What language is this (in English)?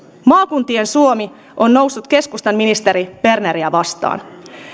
Finnish